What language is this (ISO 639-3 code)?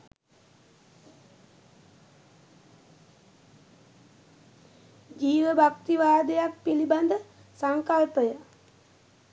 sin